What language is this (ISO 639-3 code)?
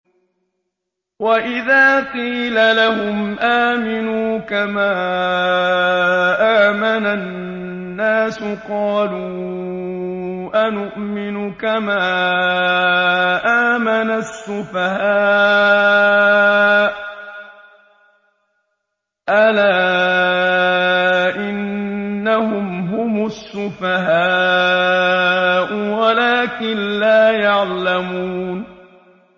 ara